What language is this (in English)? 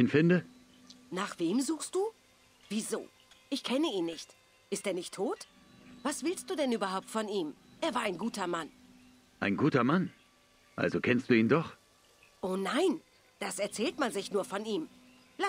German